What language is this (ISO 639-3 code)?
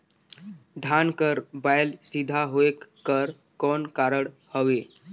hne